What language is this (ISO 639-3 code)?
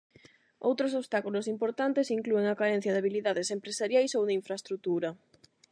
glg